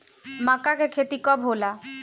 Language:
Bhojpuri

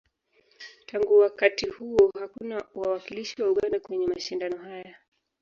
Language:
Swahili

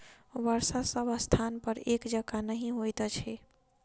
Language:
Maithili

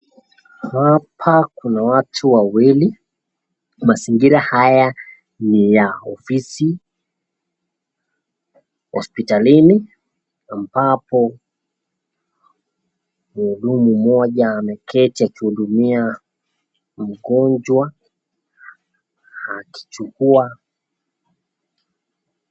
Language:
Swahili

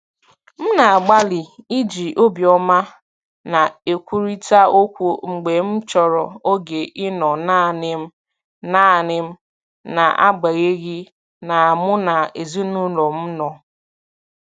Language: Igbo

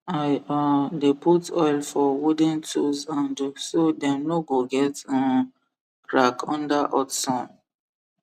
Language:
Nigerian Pidgin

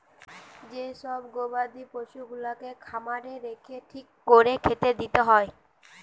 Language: Bangla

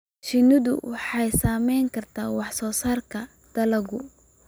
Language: Somali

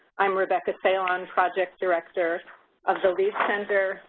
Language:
English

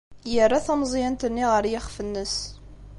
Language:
Kabyle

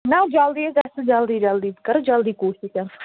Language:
Kashmiri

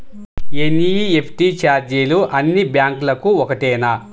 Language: Telugu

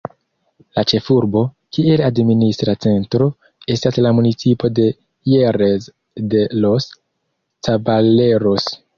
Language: Esperanto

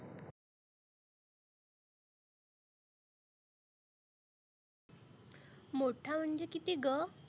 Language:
Marathi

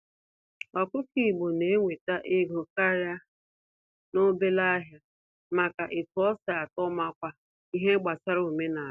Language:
Igbo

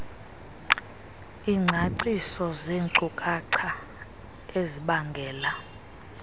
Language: Xhosa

